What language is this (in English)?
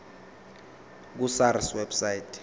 Zulu